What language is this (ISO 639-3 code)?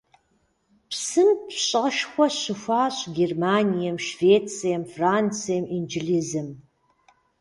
kbd